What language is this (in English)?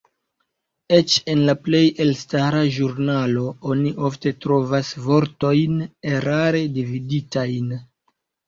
Esperanto